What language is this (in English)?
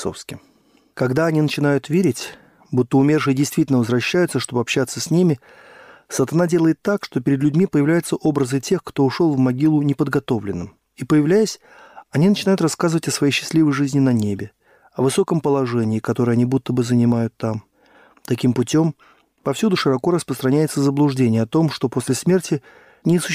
Russian